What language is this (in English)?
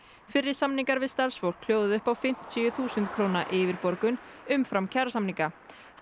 Icelandic